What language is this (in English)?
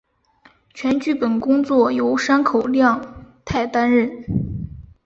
Chinese